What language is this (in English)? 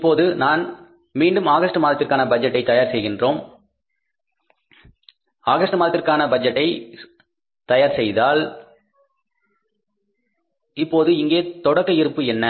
Tamil